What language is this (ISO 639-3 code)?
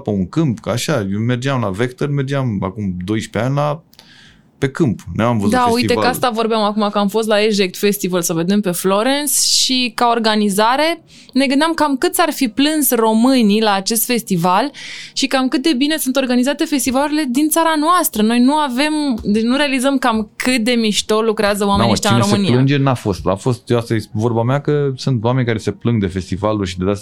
ron